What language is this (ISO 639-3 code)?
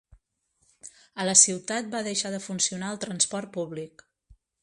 cat